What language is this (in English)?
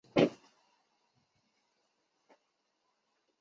Chinese